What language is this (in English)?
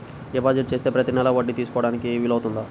Telugu